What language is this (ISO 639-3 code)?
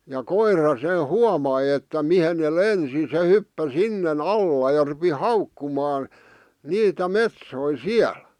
fin